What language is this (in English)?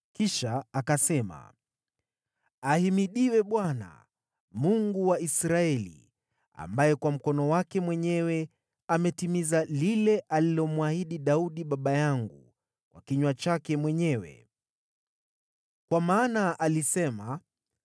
Swahili